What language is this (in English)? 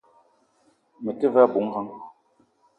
Eton (Cameroon)